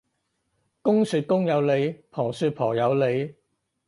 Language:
Cantonese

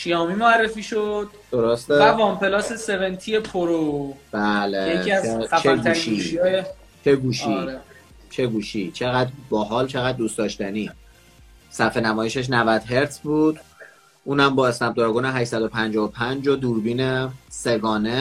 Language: Persian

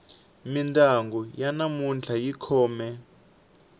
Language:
Tsonga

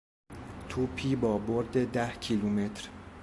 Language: Persian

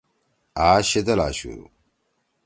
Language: Torwali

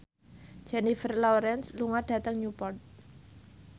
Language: Javanese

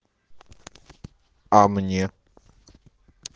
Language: Russian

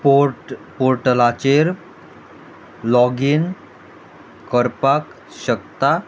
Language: Konkani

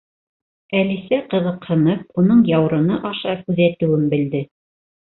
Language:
Bashkir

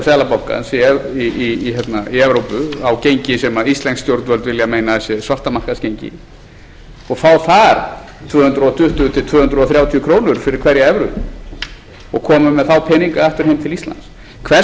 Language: Icelandic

